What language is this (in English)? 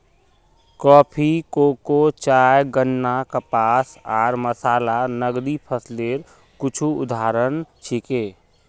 Magahi